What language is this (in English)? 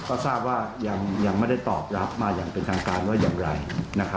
Thai